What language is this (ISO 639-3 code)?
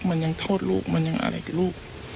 tha